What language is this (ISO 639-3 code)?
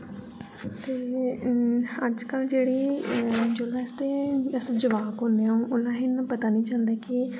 doi